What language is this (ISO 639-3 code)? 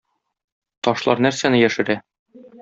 tat